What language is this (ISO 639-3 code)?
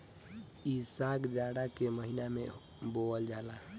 bho